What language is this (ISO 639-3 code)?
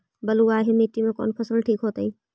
mag